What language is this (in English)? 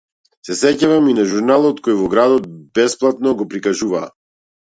Macedonian